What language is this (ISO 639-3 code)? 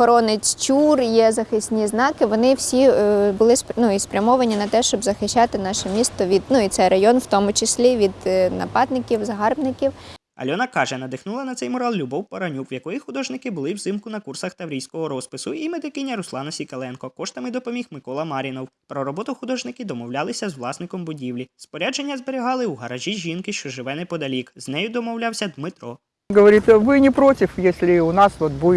ukr